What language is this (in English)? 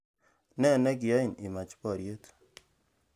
Kalenjin